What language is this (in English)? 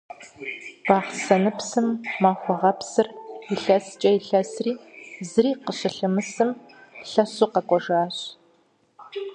Kabardian